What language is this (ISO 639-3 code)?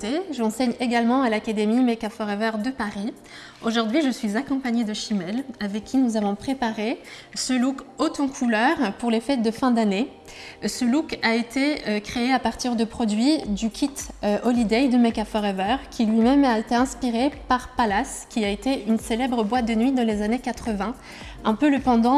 fra